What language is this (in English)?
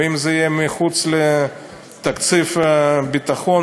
Hebrew